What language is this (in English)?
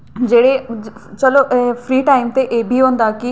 Dogri